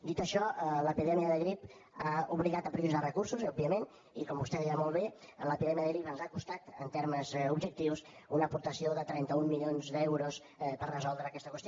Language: Catalan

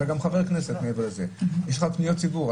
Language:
Hebrew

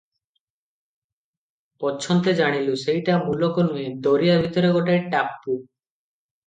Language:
Odia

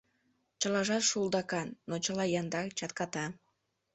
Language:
Mari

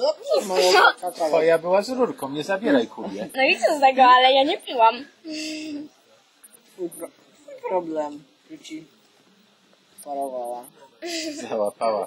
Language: Polish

